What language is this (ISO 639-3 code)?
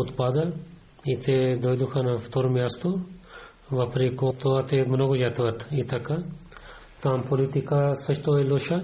bul